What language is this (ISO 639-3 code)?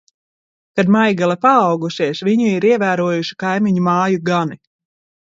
lav